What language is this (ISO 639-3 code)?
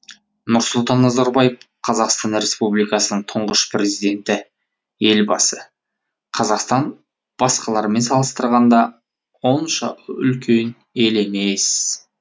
kaz